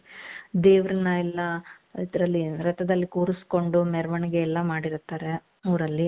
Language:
Kannada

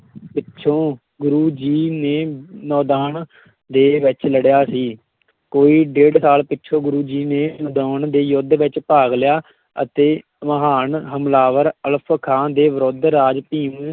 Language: Punjabi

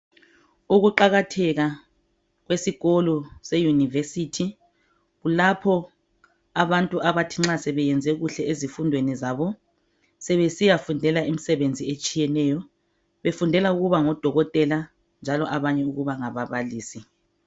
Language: North Ndebele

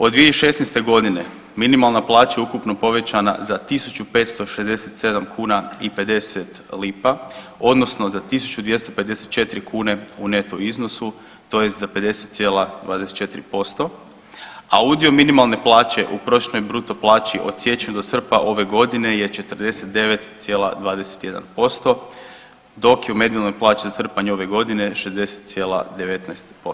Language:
Croatian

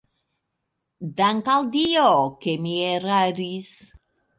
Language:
Esperanto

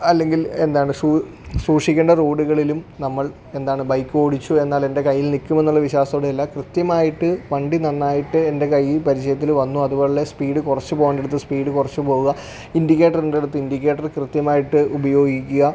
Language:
Malayalam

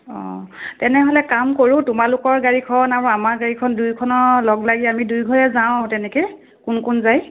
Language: Assamese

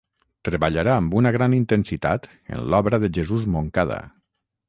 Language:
Catalan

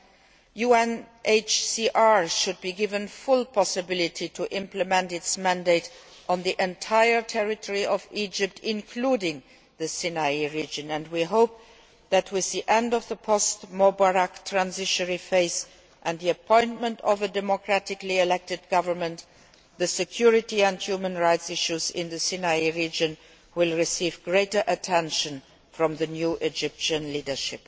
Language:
English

